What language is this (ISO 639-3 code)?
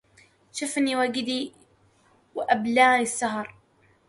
ara